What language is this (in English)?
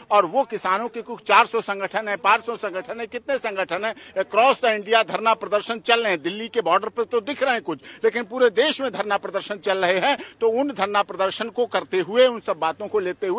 Hindi